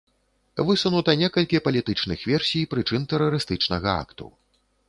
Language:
Belarusian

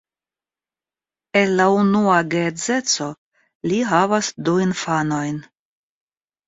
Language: Esperanto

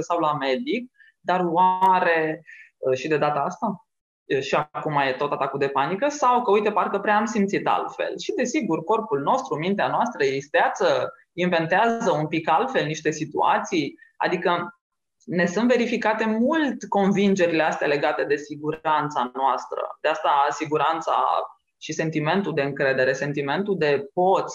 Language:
Romanian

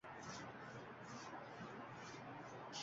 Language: Uzbek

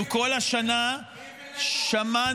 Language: Hebrew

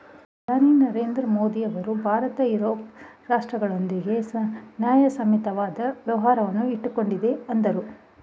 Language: Kannada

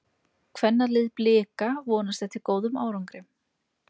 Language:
Icelandic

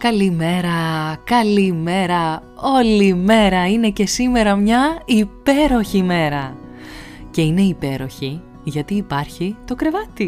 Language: Greek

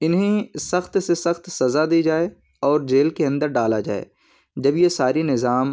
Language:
Urdu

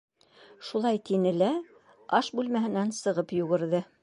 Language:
Bashkir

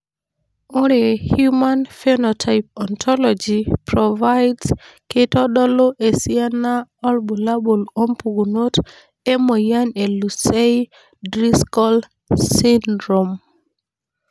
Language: Masai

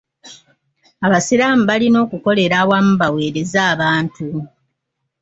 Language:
Ganda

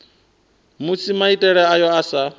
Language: Venda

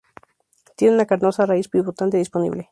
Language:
Spanish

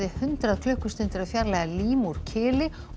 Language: Icelandic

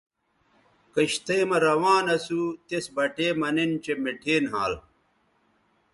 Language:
Bateri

